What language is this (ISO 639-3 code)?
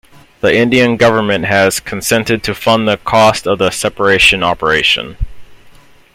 eng